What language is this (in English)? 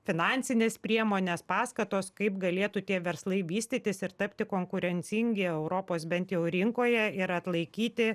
Lithuanian